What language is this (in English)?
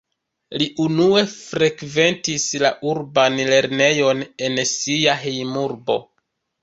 Esperanto